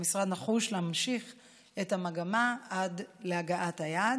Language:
Hebrew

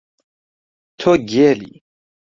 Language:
Central Kurdish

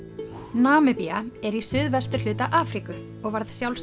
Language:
Icelandic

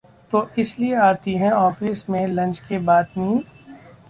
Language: Hindi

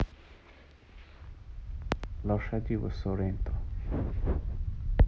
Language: Russian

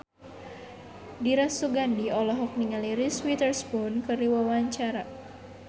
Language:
Sundanese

